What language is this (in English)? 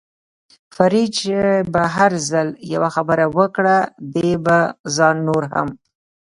Pashto